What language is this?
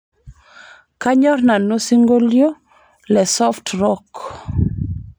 Masai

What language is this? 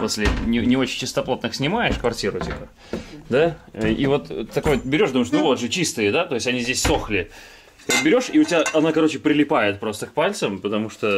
Russian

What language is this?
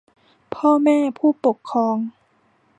Thai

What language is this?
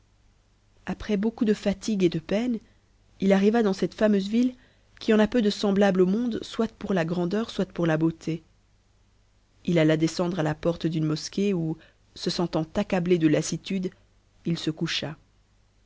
French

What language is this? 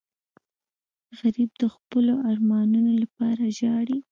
Pashto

